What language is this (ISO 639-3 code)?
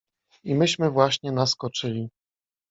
pol